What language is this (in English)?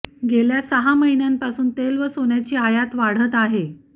Marathi